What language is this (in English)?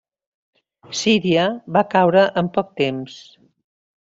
Catalan